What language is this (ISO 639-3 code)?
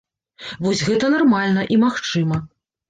bel